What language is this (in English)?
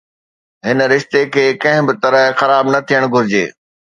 Sindhi